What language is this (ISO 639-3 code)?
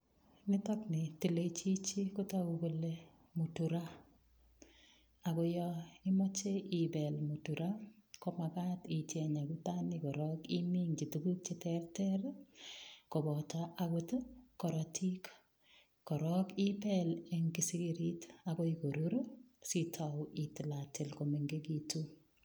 kln